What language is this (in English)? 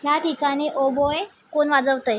Marathi